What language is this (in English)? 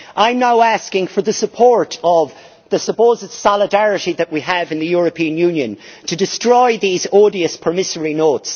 English